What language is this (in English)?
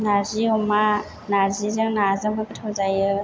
Bodo